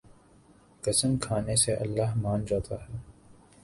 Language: Urdu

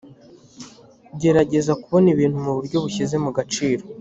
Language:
Kinyarwanda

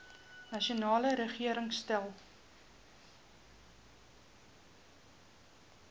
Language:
Afrikaans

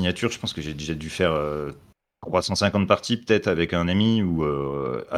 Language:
French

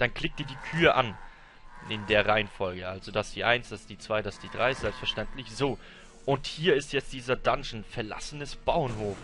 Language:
German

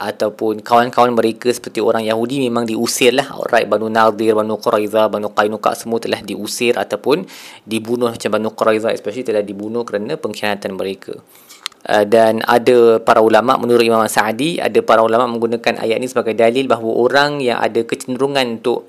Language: Malay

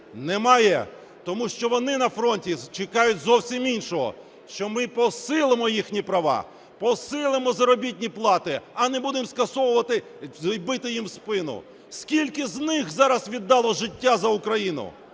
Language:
Ukrainian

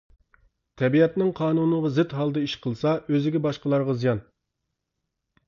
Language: Uyghur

